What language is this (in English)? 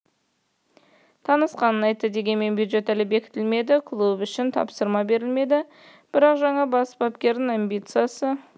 Kazakh